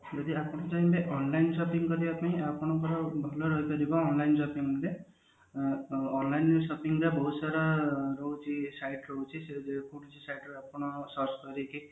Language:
Odia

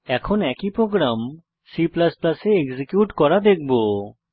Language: Bangla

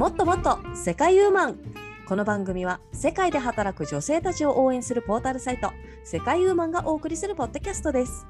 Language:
Japanese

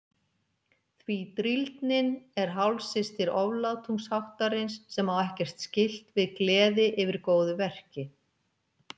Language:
Icelandic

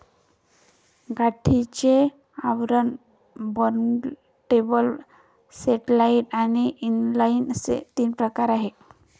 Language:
Marathi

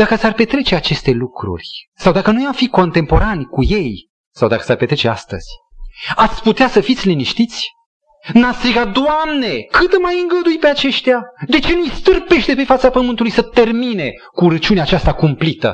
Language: Romanian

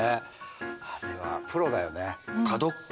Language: Japanese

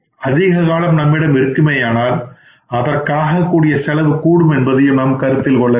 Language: Tamil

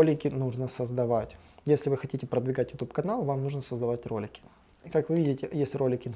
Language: Russian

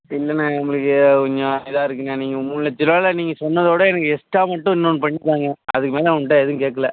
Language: Tamil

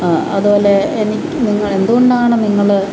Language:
Malayalam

